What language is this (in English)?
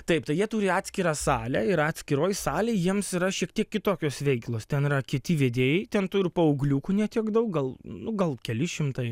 Lithuanian